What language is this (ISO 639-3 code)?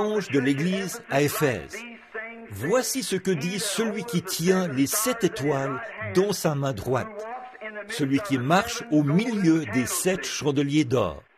fra